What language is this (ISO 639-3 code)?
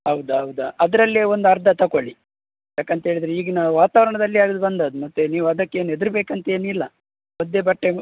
kan